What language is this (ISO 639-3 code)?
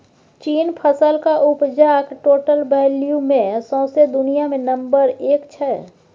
mai